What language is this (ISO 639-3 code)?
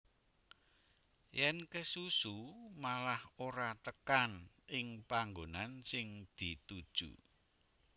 jav